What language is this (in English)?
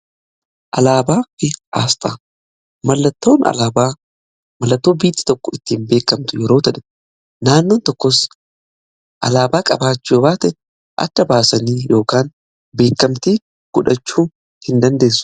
Oromo